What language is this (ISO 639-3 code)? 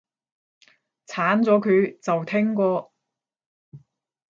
yue